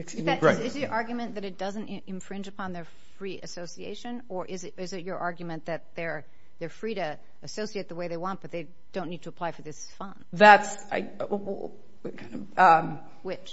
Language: English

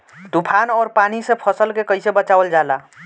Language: Bhojpuri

